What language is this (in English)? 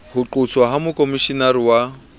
Southern Sotho